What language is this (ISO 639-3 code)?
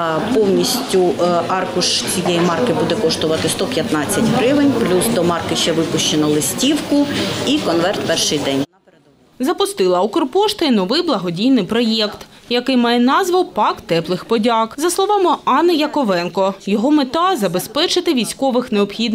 ukr